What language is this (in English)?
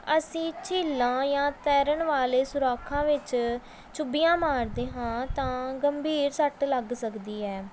Punjabi